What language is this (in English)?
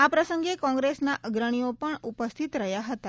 Gujarati